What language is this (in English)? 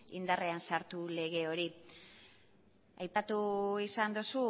Basque